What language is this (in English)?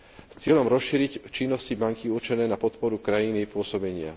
Slovak